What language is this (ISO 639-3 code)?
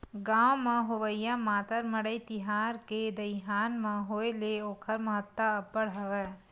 hne